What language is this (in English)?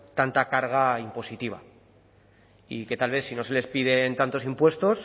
Spanish